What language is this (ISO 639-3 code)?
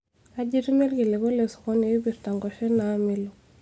mas